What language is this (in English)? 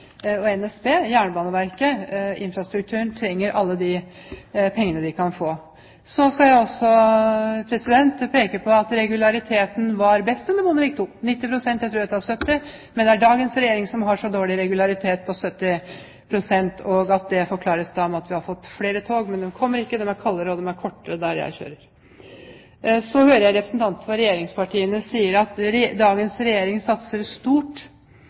Norwegian Bokmål